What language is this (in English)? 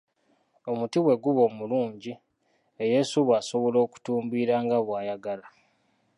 Ganda